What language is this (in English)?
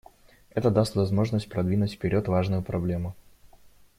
Russian